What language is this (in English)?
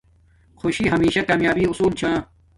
Domaaki